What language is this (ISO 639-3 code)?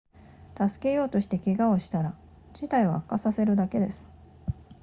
jpn